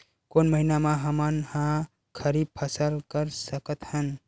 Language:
Chhattisgarhi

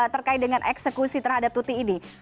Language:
Indonesian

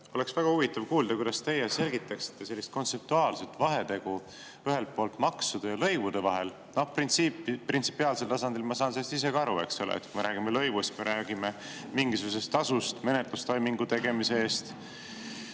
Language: Estonian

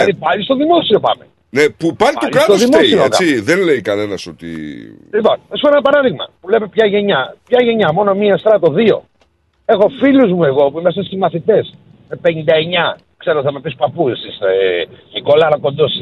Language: Greek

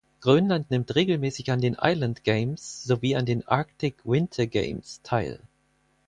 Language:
German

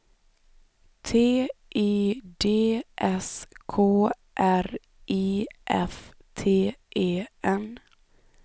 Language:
Swedish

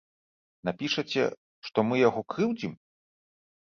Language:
Belarusian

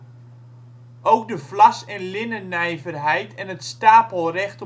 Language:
Dutch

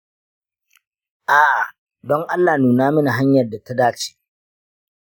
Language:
Hausa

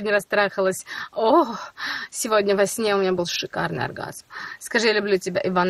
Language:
Russian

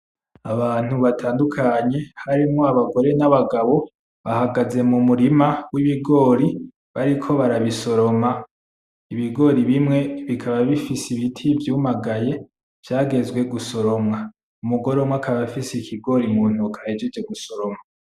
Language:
Rundi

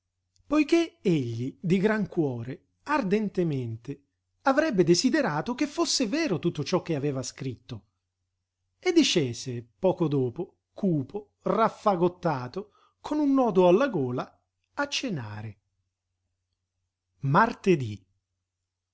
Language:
Italian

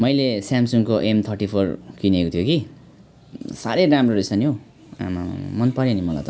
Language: Nepali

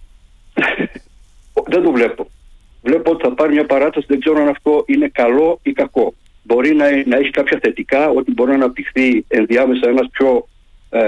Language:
Greek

